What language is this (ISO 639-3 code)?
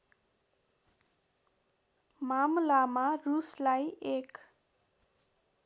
nep